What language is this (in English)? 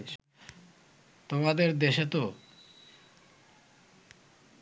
Bangla